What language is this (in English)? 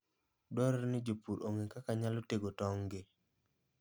Luo (Kenya and Tanzania)